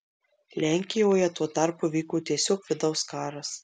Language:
Lithuanian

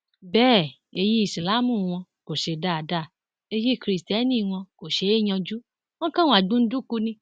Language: Yoruba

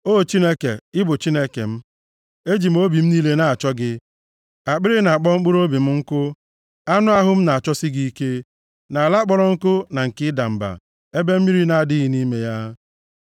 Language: Igbo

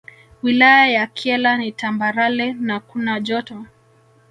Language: Swahili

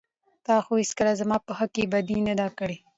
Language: Pashto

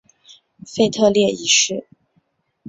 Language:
Chinese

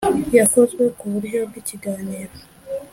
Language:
Kinyarwanda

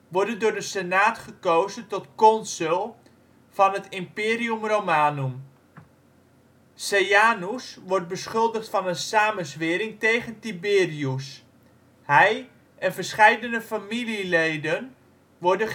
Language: Dutch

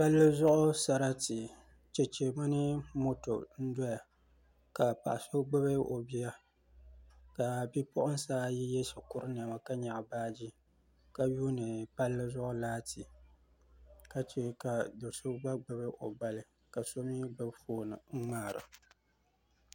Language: Dagbani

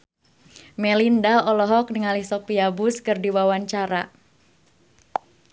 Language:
Sundanese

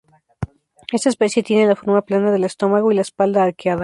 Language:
Spanish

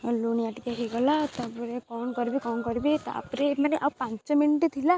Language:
Odia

